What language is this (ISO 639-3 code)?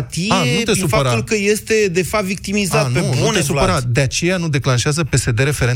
ron